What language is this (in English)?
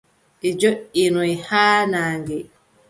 Adamawa Fulfulde